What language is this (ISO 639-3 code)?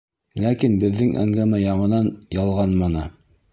bak